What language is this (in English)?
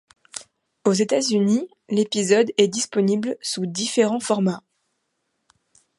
French